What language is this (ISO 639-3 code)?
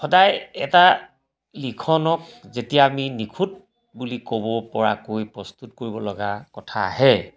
asm